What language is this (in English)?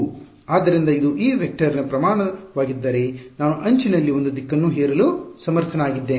Kannada